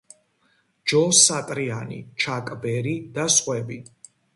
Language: Georgian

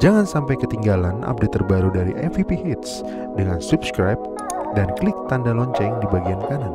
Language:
Indonesian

